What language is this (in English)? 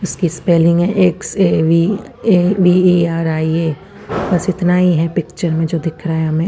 Hindi